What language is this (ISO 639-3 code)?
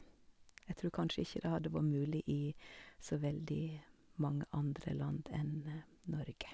nor